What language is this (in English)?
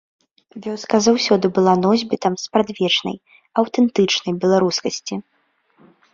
Belarusian